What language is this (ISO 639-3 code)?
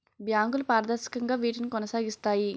tel